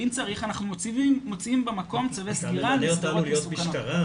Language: Hebrew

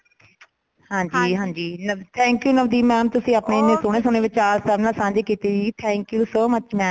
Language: Punjabi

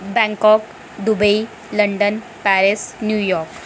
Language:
Dogri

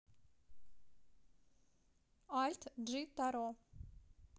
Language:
Russian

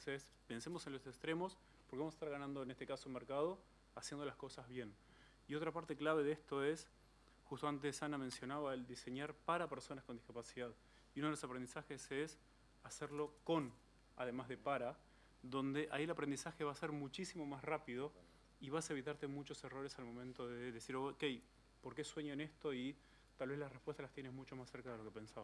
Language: Spanish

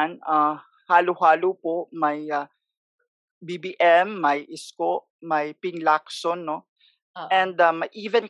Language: Filipino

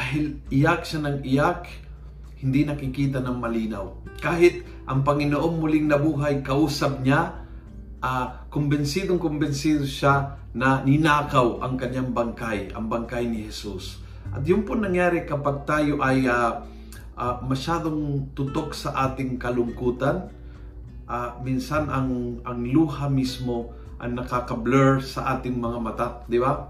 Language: Filipino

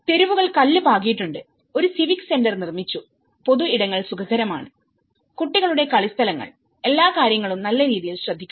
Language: Malayalam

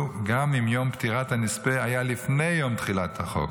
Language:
Hebrew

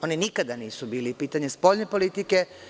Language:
Serbian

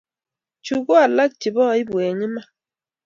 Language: Kalenjin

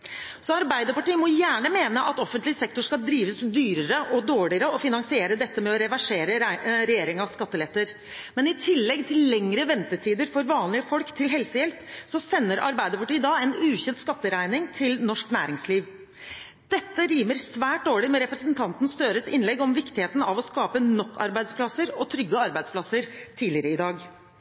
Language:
Norwegian Bokmål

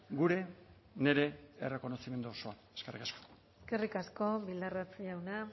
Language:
Basque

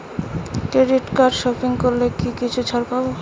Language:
Bangla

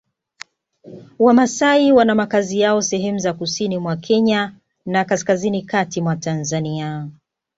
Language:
Swahili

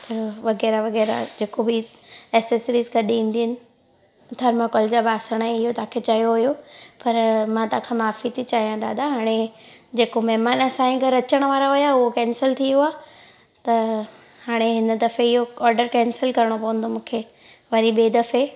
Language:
Sindhi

